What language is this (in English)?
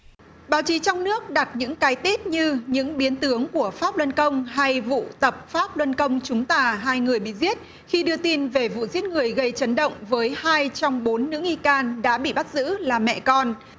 Vietnamese